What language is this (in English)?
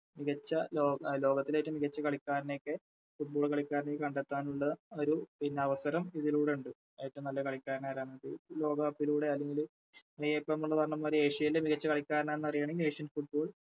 Malayalam